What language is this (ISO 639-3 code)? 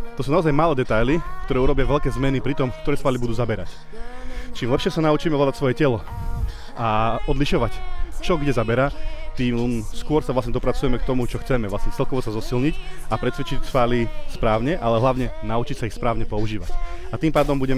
slk